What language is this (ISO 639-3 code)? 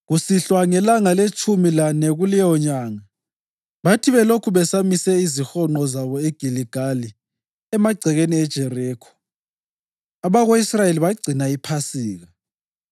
nde